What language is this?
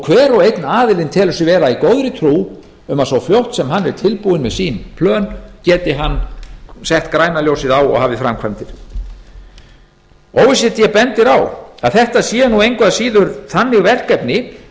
Icelandic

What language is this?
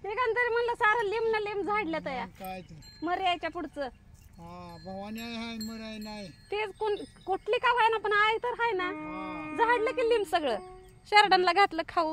Arabic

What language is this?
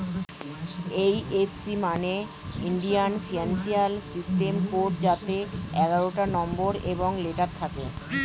Bangla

